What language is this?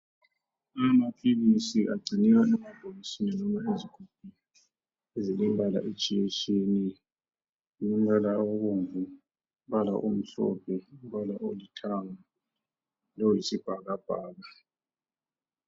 North Ndebele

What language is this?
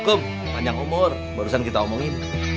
Indonesian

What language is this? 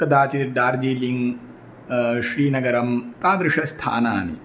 Sanskrit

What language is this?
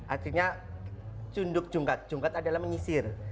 Indonesian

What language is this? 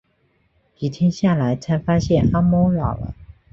Chinese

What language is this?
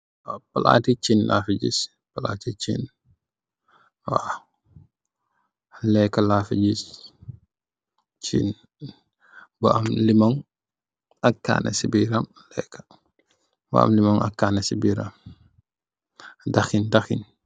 Wolof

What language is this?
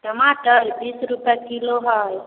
Maithili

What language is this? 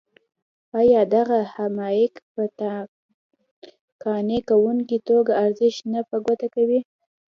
Pashto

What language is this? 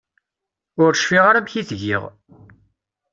Kabyle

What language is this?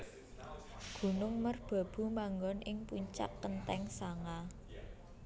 Javanese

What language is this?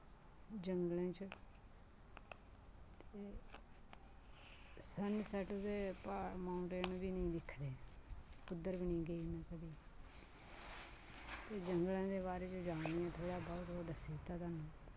Dogri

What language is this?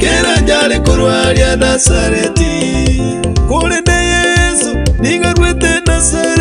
Arabic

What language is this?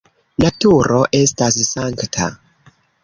Esperanto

